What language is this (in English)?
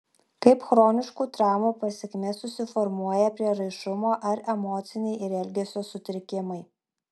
Lithuanian